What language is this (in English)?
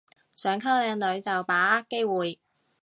Cantonese